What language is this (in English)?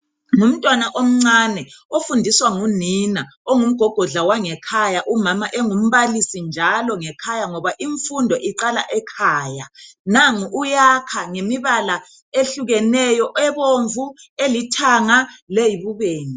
North Ndebele